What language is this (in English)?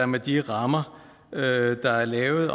Danish